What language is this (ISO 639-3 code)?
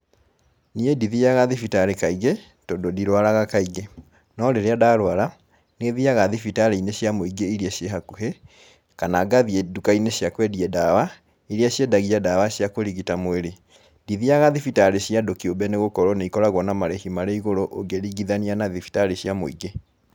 kik